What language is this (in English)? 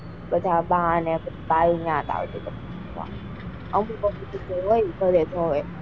Gujarati